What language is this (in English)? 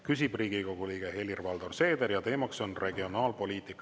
Estonian